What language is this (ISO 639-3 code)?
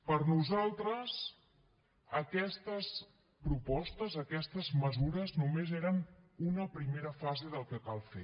cat